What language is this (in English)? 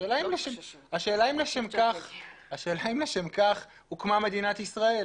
Hebrew